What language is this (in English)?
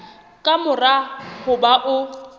Southern Sotho